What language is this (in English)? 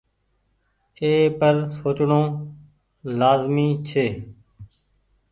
Goaria